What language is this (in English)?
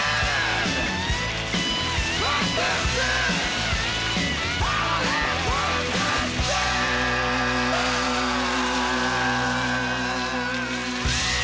Icelandic